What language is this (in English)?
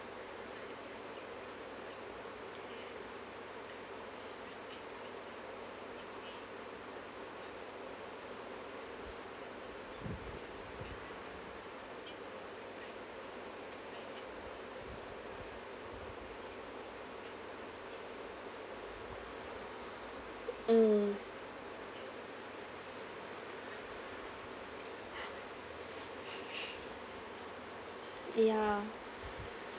English